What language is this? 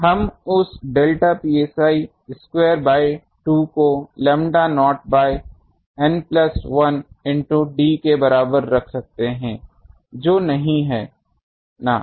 Hindi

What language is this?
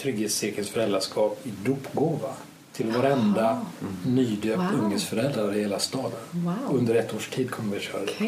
Swedish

